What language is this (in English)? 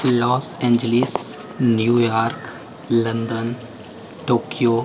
Maithili